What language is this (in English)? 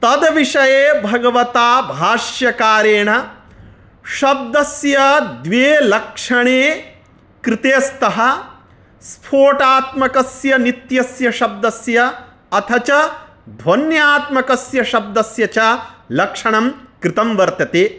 Sanskrit